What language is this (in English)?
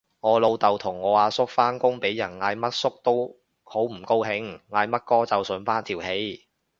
Cantonese